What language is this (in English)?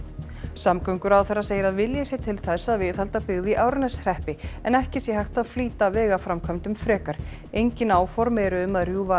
Icelandic